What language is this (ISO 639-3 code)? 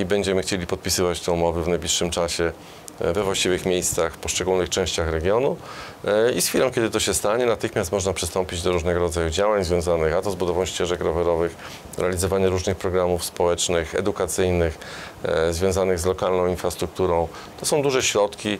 pol